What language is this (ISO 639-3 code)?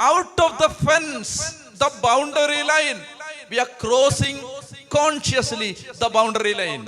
mal